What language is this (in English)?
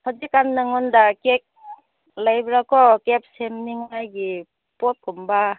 Manipuri